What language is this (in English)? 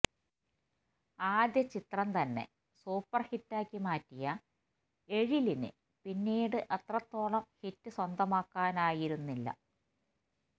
Malayalam